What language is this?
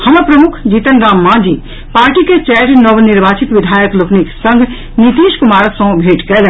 Maithili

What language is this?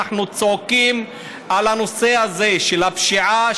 Hebrew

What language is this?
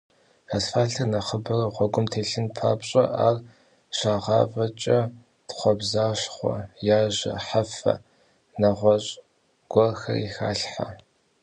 Kabardian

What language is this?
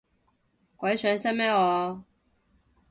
Cantonese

